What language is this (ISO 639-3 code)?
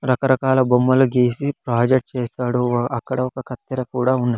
tel